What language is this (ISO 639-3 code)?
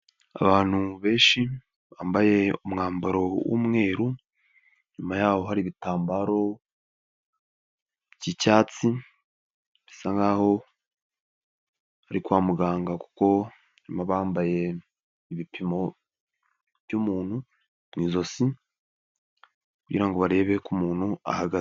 kin